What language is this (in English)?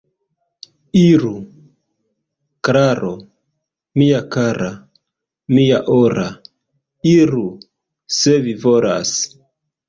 Esperanto